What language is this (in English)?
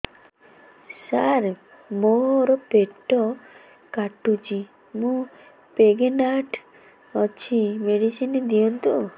Odia